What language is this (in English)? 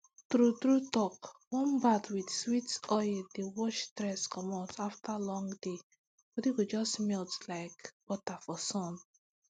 Nigerian Pidgin